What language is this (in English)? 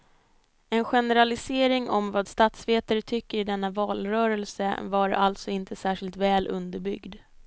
Swedish